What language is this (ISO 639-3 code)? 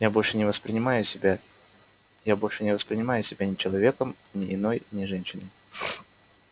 rus